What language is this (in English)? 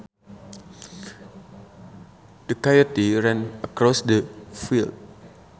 Sundanese